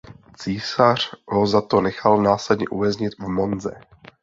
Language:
Czech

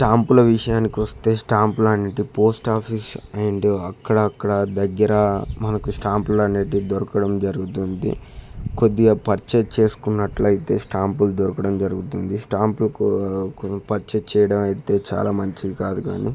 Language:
Telugu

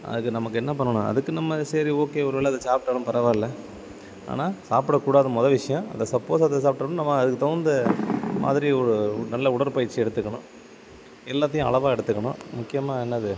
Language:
Tamil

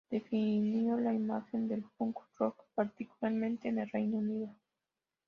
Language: Spanish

